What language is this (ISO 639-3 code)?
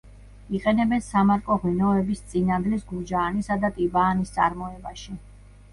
kat